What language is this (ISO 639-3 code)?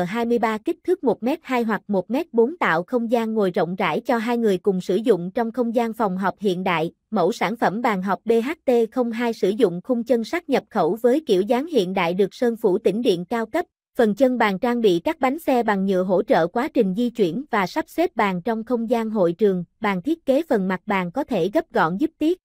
vie